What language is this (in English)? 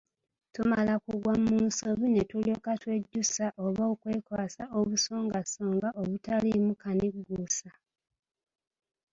Ganda